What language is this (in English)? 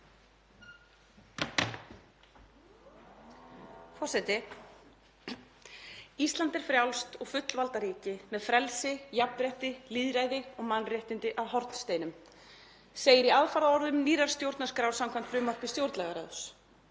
Icelandic